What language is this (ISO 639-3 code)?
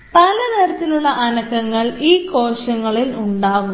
mal